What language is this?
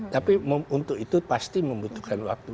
Indonesian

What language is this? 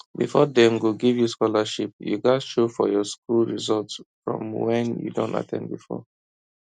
Nigerian Pidgin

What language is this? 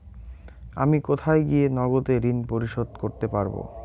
Bangla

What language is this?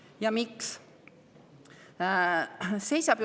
Estonian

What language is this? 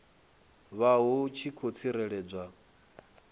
Venda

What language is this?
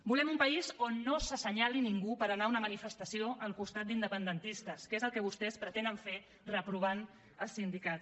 Catalan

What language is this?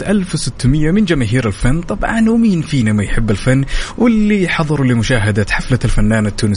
Arabic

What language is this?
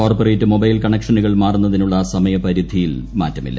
Malayalam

